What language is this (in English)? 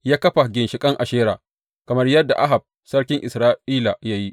Hausa